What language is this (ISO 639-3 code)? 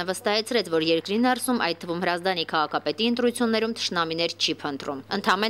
ron